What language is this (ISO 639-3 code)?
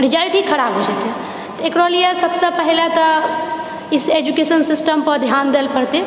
mai